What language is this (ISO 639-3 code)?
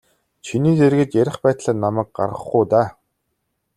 mon